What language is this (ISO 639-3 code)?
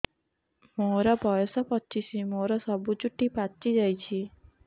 ori